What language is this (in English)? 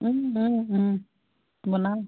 Assamese